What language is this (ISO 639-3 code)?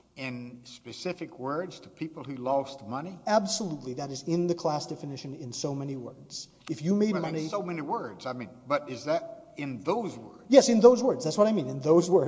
eng